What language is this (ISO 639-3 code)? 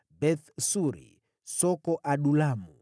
swa